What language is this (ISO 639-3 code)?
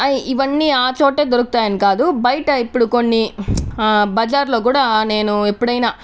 tel